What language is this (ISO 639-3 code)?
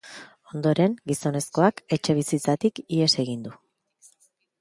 eus